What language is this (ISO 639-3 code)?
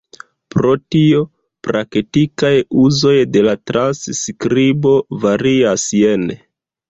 epo